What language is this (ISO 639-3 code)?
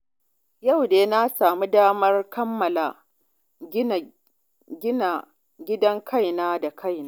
hau